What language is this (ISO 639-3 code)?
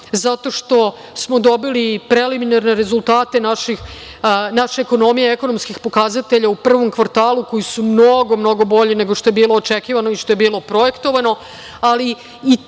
srp